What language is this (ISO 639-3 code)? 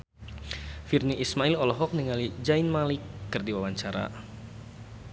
sun